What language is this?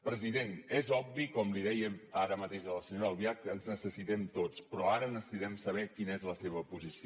Catalan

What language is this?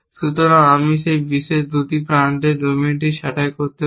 Bangla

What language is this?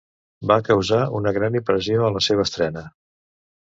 Catalan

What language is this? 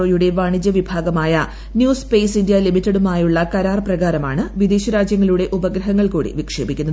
Malayalam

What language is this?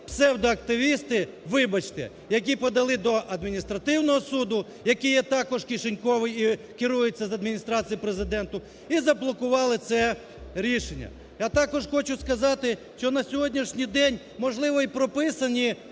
Ukrainian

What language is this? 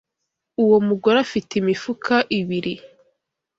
Kinyarwanda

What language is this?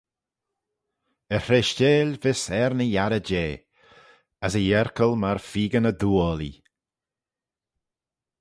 Manx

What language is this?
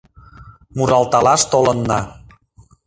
Mari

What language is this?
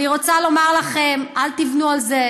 Hebrew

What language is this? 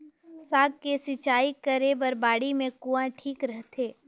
Chhattisgarhi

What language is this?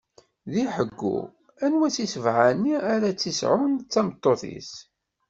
Kabyle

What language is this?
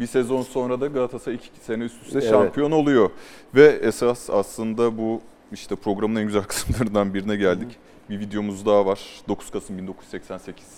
Turkish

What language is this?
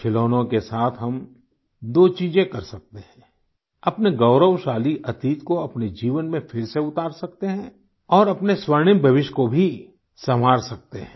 Hindi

